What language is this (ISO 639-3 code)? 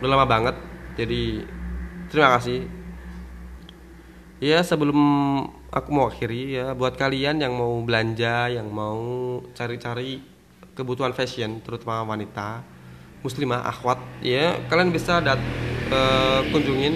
ind